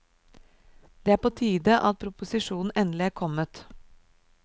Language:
Norwegian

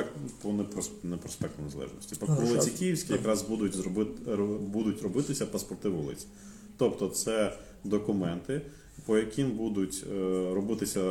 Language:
Ukrainian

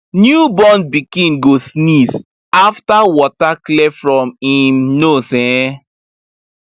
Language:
Nigerian Pidgin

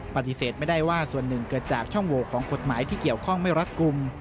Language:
Thai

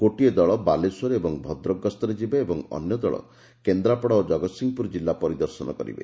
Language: Odia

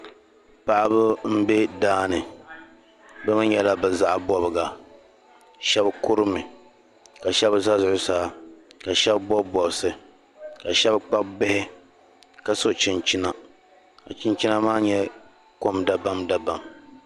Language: Dagbani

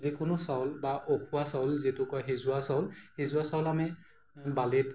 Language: Assamese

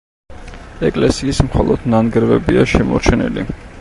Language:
Georgian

